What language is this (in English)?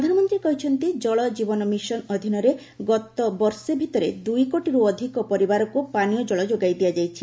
Odia